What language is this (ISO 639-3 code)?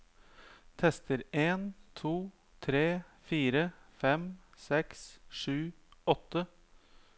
nor